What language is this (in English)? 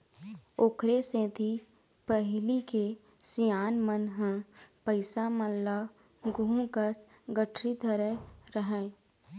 Chhattisgarhi